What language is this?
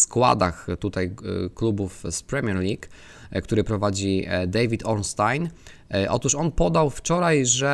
Polish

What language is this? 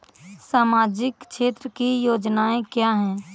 Hindi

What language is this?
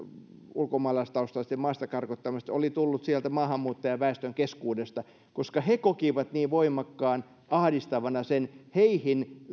Finnish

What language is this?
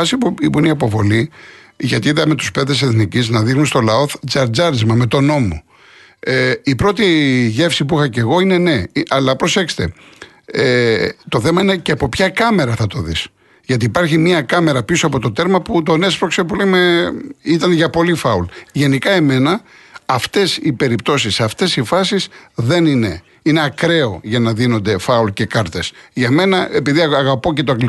Greek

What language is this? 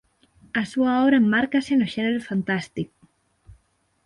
Galician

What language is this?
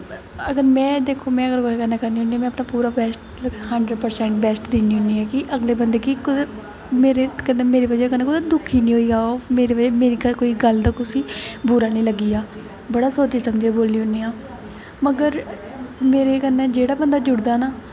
Dogri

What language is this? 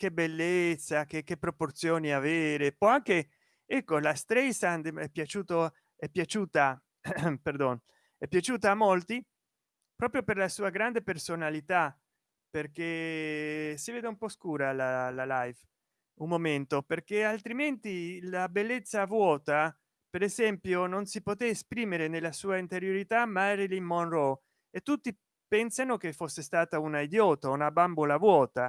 Italian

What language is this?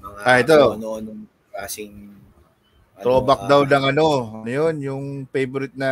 Filipino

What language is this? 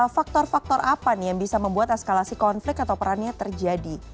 Indonesian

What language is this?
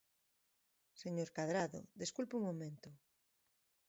Galician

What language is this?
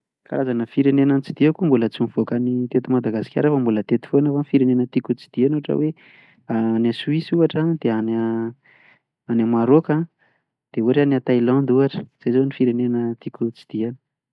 Malagasy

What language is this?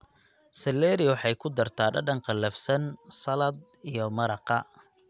Somali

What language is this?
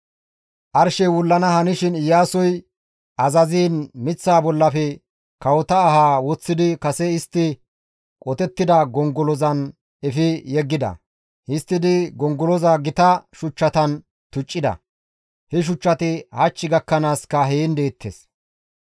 Gamo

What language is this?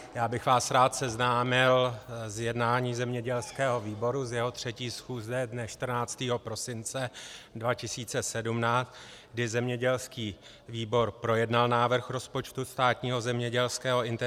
Czech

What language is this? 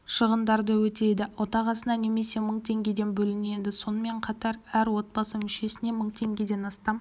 Kazakh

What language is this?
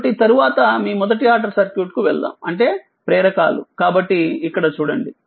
Telugu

